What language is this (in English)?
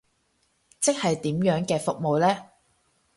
Cantonese